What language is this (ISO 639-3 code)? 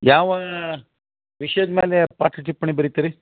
kan